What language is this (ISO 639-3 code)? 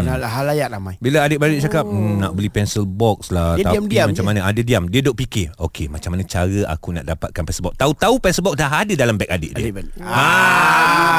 msa